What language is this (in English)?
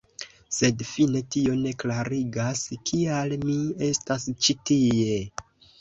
Esperanto